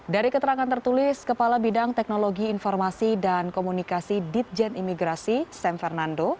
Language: Indonesian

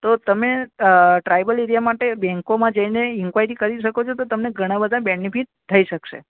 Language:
Gujarati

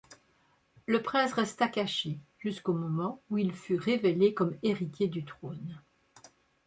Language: French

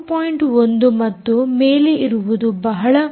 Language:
Kannada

